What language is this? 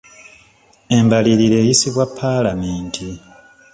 Ganda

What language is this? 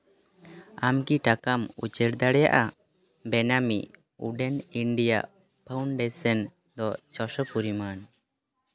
Santali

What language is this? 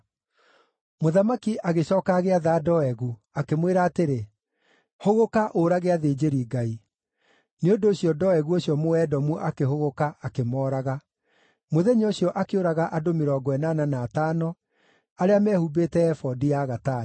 Kikuyu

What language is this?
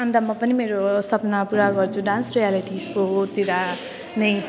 Nepali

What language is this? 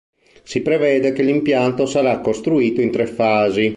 Italian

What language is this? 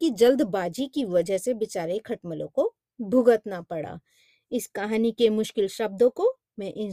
Hindi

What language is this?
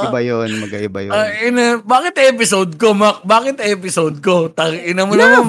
Filipino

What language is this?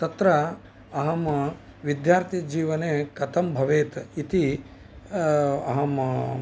Sanskrit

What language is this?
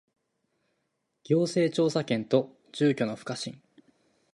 Japanese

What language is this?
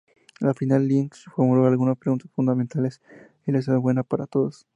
Spanish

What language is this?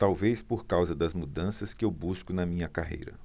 Portuguese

